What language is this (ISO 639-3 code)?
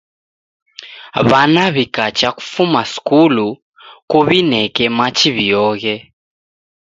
dav